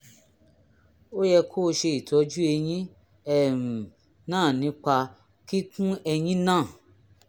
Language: Yoruba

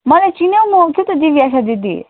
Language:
Nepali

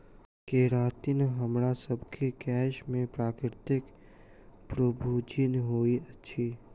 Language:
Maithili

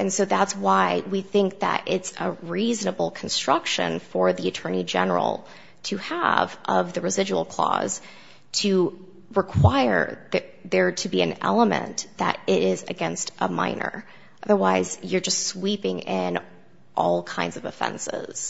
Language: English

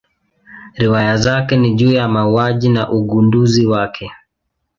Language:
Swahili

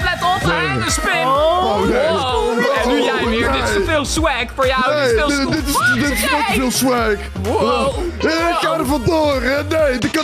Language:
Dutch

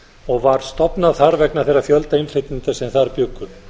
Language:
Icelandic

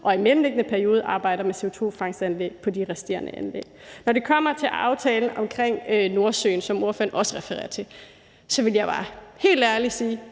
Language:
Danish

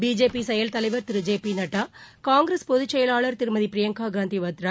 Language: Tamil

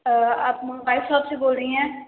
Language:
Hindi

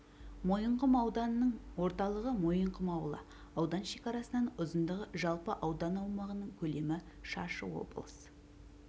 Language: Kazakh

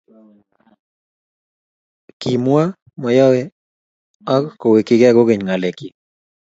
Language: Kalenjin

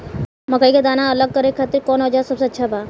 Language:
Bhojpuri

